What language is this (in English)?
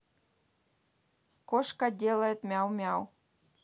Russian